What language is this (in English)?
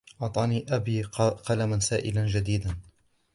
Arabic